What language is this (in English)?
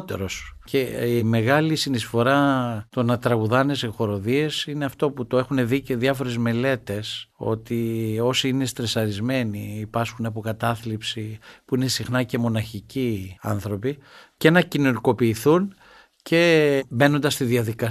Greek